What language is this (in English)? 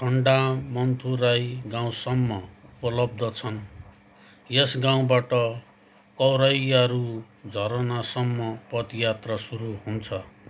Nepali